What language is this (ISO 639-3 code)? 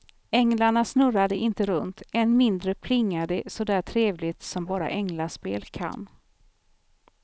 swe